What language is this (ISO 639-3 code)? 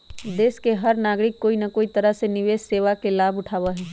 mag